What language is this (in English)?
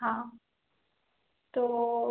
Hindi